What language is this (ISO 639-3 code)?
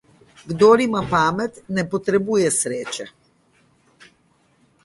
slv